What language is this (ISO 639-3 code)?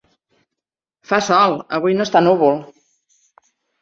cat